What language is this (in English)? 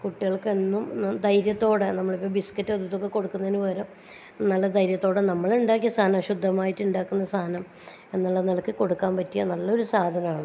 Malayalam